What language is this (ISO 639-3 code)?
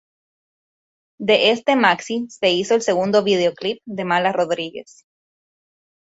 spa